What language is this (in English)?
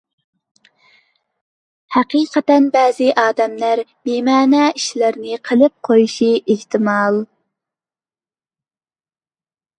Uyghur